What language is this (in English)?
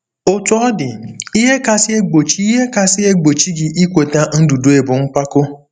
Igbo